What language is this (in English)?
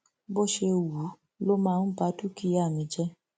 Yoruba